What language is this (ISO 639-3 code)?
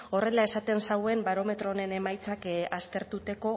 eus